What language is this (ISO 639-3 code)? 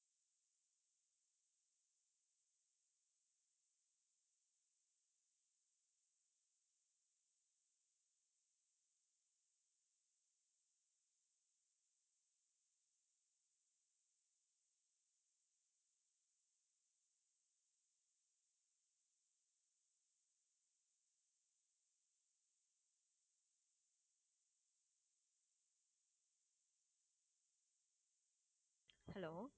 tam